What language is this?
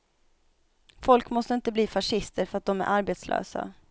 Swedish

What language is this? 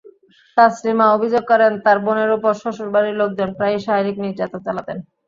Bangla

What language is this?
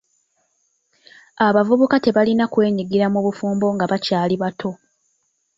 Ganda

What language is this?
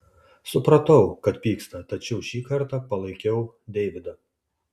Lithuanian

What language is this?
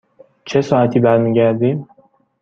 Persian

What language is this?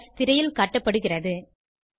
Tamil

